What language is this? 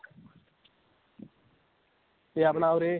Punjabi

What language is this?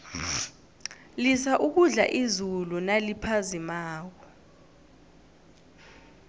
South Ndebele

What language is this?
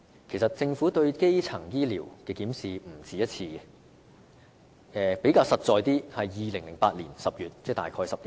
Cantonese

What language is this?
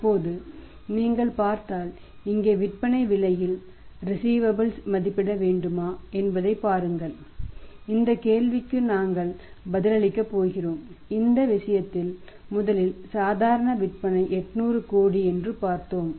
Tamil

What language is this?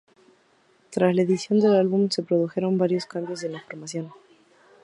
Spanish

